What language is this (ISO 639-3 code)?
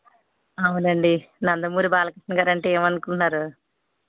tel